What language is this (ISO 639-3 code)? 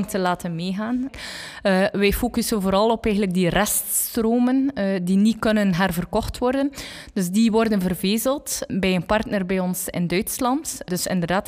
nld